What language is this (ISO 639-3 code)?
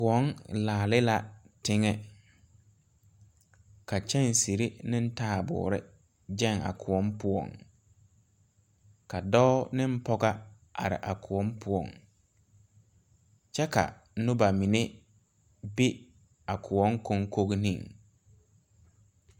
dga